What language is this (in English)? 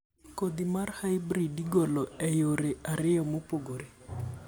Luo (Kenya and Tanzania)